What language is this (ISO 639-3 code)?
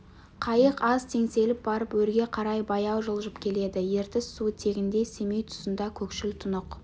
kaz